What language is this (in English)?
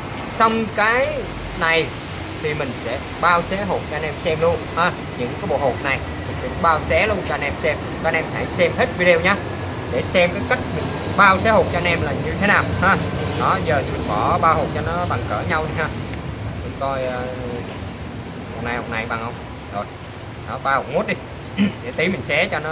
Vietnamese